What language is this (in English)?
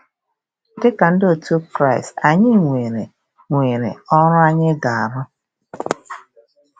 Igbo